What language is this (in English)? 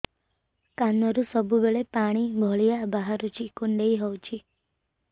Odia